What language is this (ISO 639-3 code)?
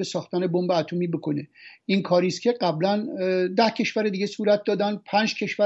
fas